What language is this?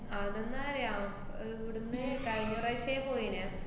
Malayalam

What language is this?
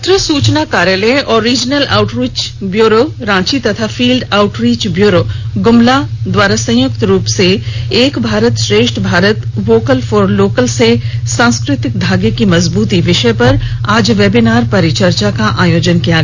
Hindi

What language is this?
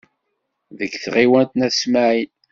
Kabyle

